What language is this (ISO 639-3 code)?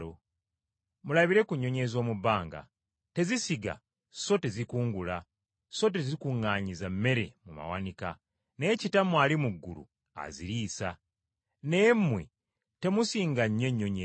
lug